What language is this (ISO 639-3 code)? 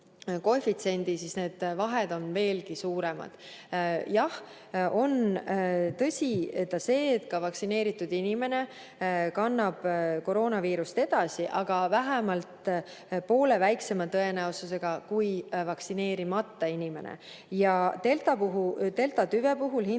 est